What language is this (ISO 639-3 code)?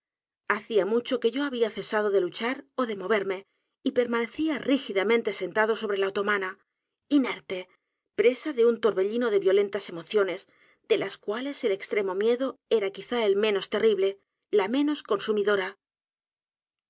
spa